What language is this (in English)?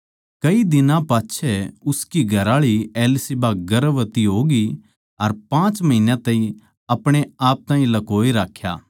Haryanvi